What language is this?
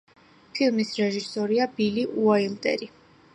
Georgian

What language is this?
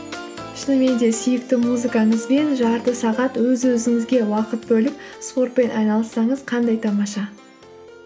Kazakh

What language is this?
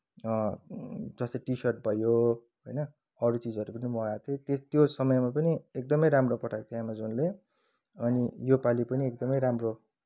Nepali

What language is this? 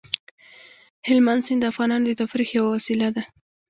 Pashto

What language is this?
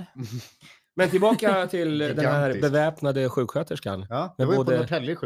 Swedish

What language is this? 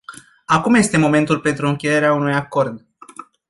Romanian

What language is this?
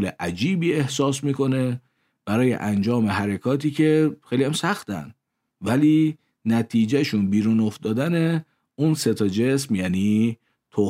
Persian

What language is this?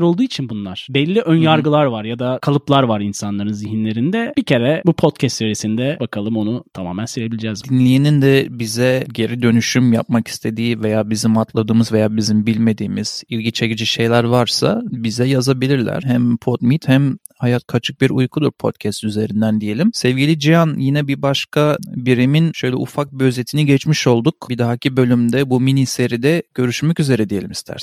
Turkish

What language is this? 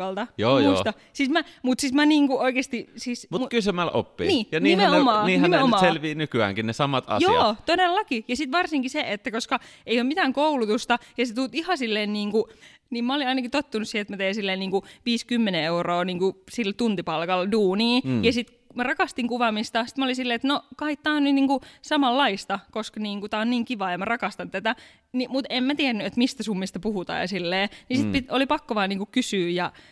Finnish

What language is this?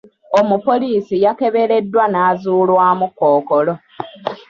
Ganda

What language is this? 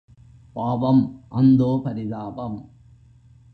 Tamil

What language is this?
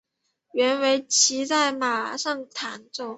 Chinese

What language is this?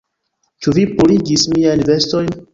Esperanto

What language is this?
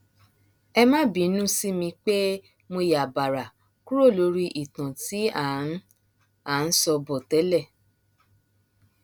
Yoruba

